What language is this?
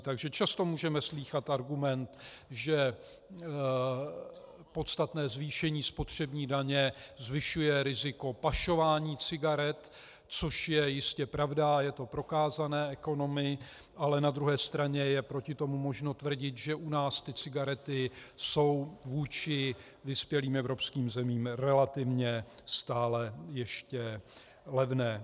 Czech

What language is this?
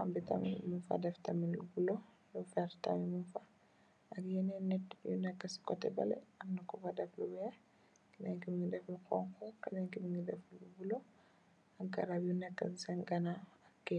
Wolof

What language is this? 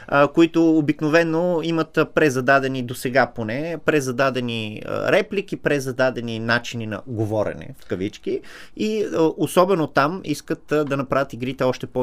Bulgarian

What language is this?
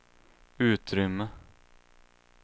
Swedish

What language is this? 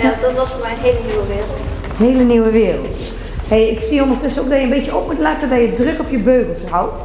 Dutch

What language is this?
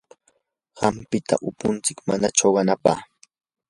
Yanahuanca Pasco Quechua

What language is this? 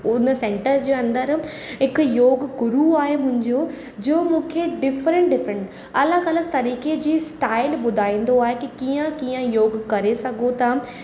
Sindhi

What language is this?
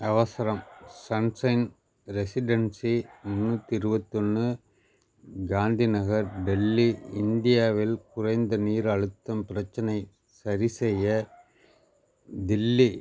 Tamil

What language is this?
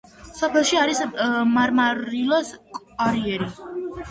Georgian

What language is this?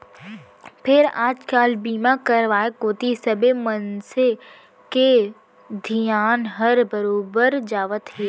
Chhattisgarhi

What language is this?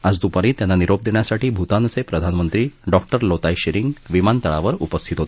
Marathi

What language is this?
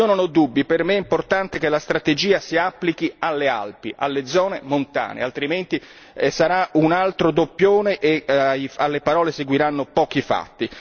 Italian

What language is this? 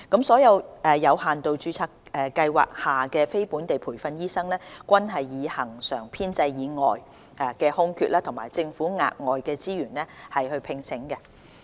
Cantonese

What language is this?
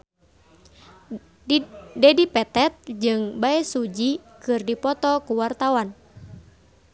Sundanese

